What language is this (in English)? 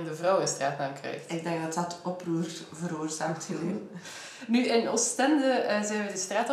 Dutch